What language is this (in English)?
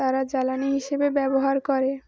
Bangla